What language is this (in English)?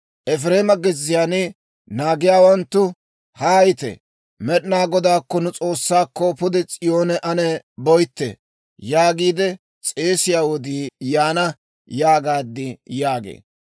Dawro